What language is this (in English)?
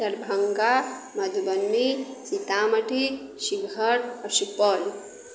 Maithili